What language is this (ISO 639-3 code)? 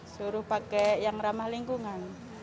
ind